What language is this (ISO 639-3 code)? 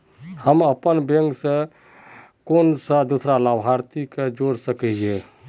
mag